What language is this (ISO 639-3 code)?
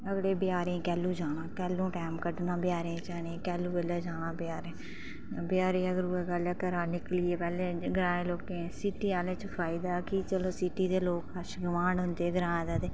doi